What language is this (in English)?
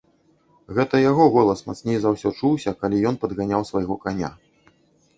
Belarusian